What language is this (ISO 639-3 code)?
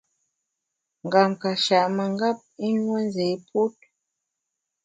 bax